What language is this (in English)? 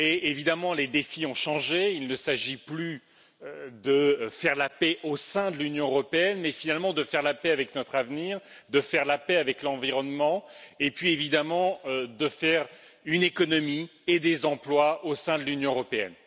French